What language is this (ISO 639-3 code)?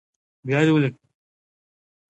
pus